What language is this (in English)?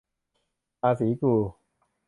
Thai